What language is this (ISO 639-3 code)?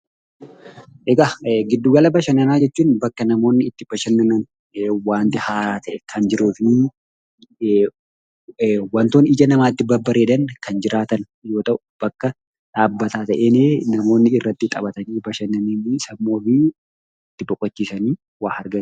orm